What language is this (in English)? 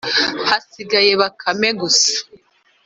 Kinyarwanda